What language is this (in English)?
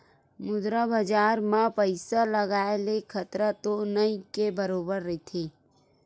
Chhattisgarhi